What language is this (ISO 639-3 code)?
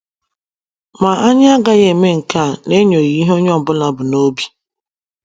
ibo